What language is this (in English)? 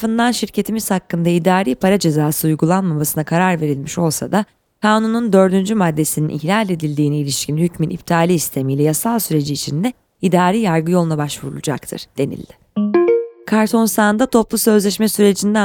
Turkish